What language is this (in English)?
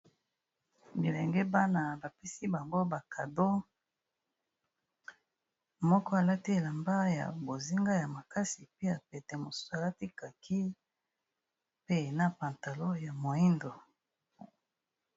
Lingala